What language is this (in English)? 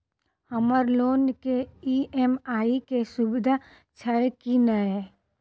Maithili